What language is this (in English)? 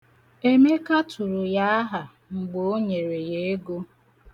Igbo